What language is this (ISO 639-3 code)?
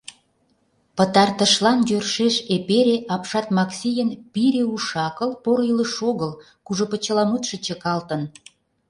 chm